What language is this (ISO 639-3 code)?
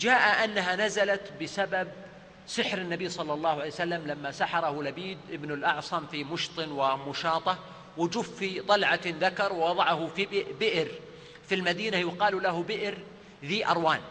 ara